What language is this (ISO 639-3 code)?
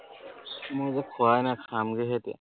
asm